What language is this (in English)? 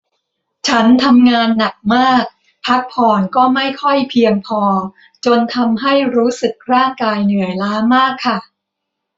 Thai